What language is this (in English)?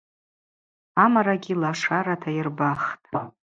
Abaza